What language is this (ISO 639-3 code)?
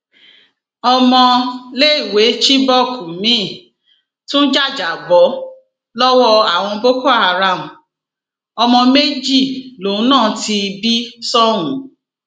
yor